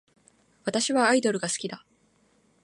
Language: Japanese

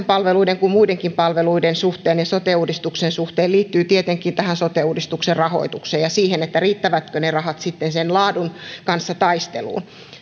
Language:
Finnish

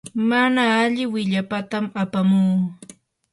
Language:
Yanahuanca Pasco Quechua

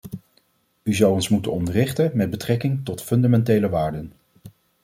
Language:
Dutch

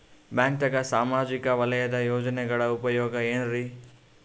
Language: Kannada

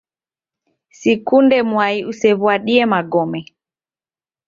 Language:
Taita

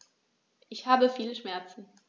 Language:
German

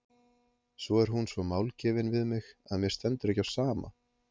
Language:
Icelandic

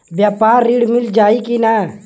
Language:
Bhojpuri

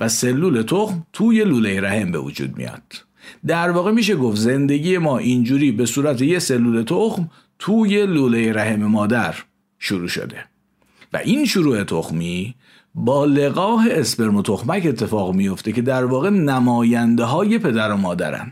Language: Persian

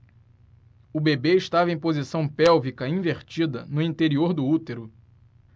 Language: Portuguese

